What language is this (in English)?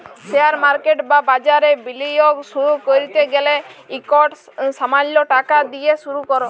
Bangla